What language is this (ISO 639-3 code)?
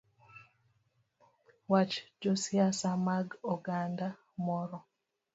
luo